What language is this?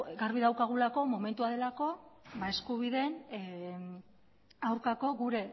Basque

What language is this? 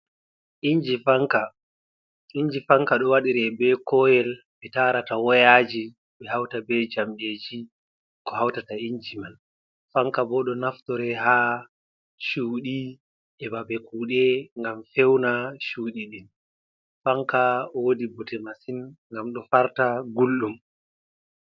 Fula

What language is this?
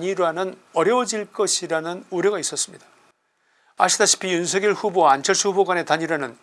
Korean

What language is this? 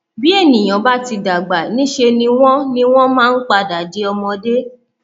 Yoruba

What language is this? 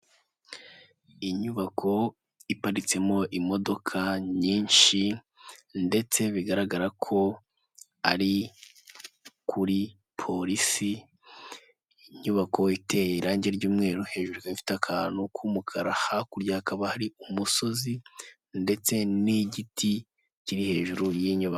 Kinyarwanda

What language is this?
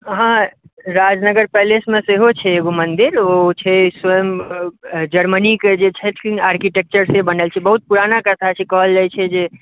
Maithili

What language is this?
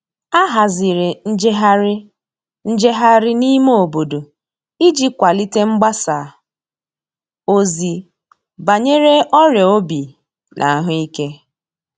Igbo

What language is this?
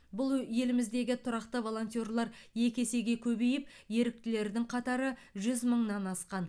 Kazakh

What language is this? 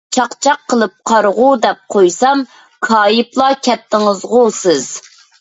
Uyghur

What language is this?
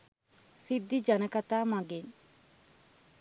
Sinhala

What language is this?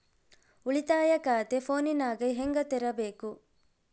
Kannada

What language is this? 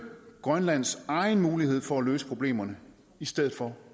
Danish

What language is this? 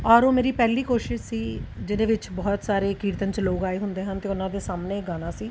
Punjabi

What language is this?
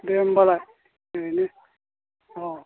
Bodo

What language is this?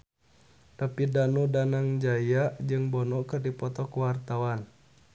Sundanese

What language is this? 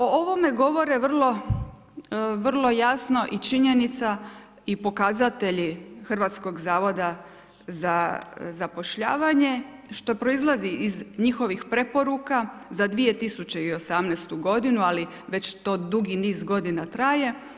Croatian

